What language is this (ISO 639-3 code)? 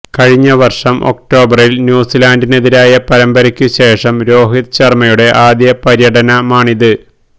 mal